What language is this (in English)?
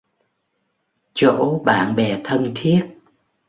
Vietnamese